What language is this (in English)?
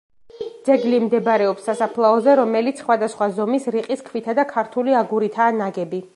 Georgian